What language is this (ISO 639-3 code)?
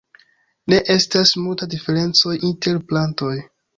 epo